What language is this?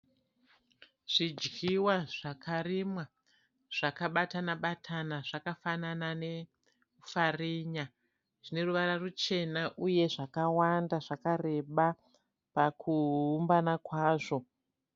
Shona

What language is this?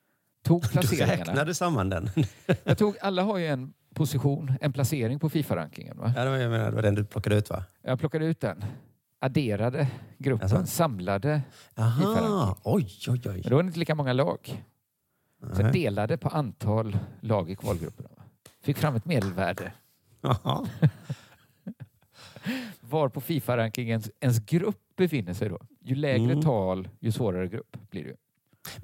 Swedish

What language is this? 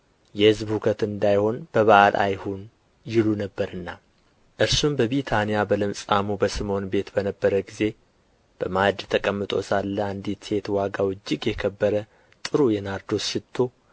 Amharic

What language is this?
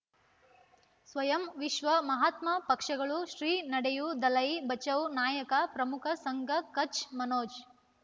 Kannada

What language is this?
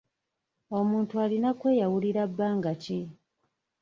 Ganda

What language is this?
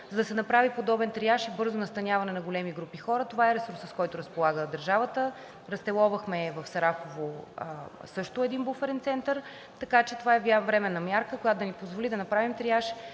Bulgarian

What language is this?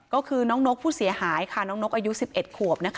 Thai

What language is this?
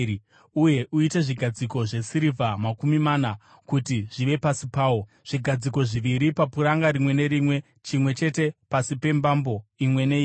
Shona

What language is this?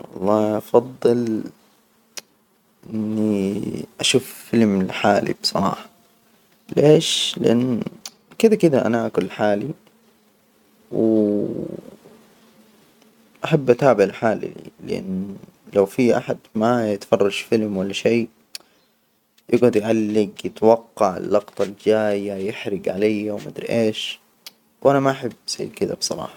Hijazi Arabic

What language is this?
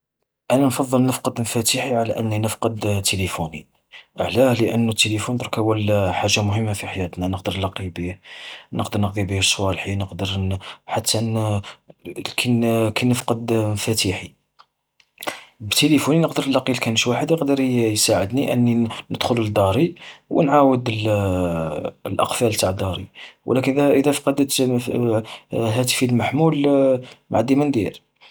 Algerian Arabic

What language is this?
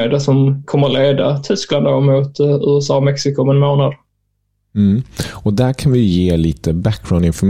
Swedish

